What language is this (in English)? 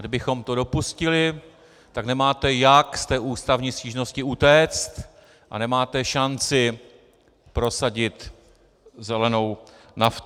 Czech